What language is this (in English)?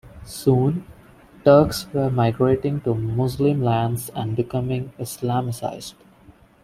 English